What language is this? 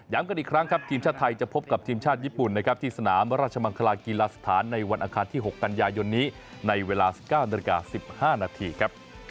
Thai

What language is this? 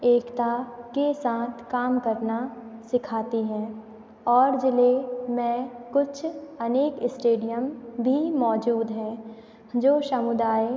Hindi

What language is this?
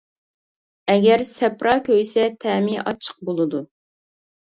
Uyghur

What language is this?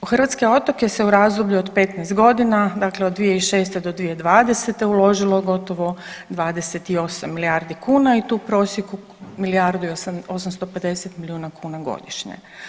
Croatian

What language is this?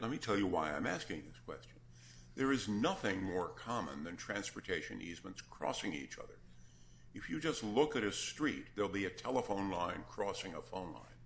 English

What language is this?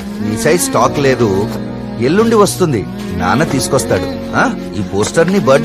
Telugu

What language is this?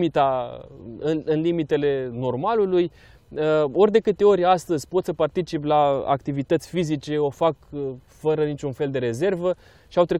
Romanian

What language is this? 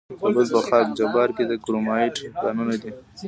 Pashto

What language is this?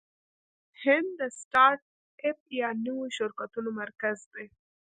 Pashto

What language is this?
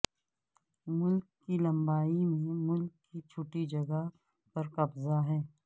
Urdu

